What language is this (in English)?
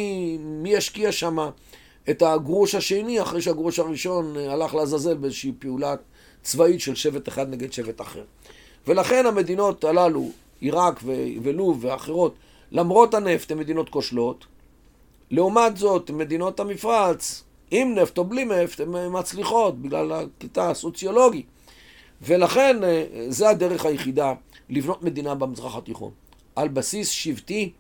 Hebrew